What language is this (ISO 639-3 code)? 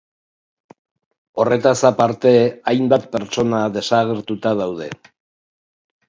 eus